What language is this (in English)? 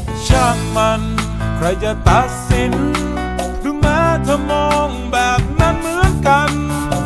Thai